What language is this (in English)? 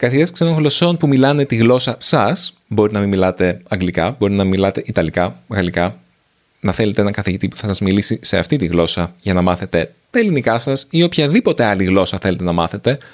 Greek